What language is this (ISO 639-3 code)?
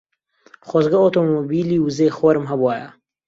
ckb